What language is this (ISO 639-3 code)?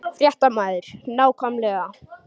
isl